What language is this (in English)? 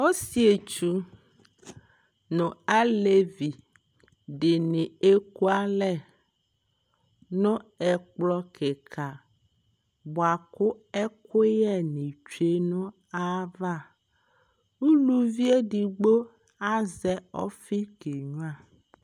Ikposo